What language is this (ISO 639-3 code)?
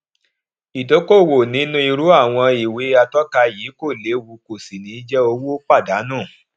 yor